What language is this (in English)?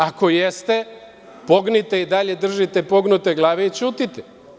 Serbian